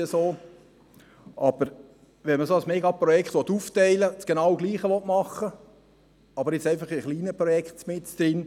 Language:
Swiss German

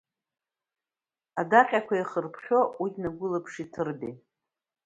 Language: Abkhazian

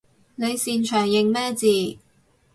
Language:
Cantonese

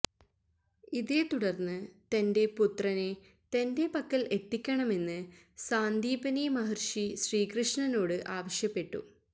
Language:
Malayalam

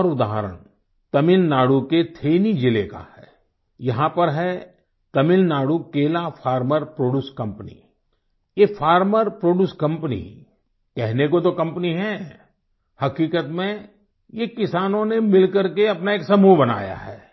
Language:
Hindi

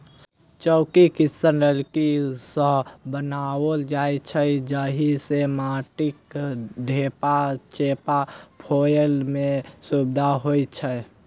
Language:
Maithili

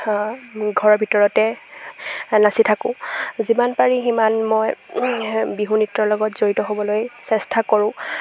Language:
Assamese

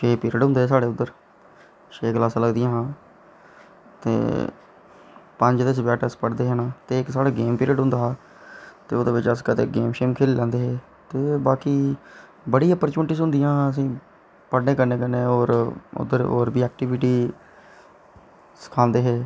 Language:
Dogri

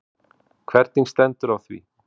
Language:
Icelandic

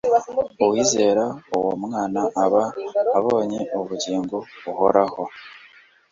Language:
Kinyarwanda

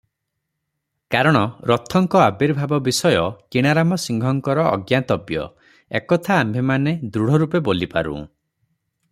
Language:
Odia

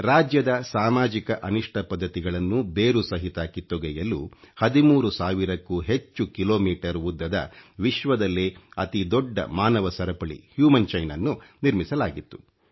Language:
Kannada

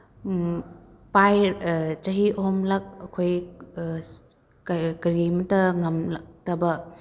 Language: Manipuri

